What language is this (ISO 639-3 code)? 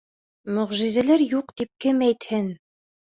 bak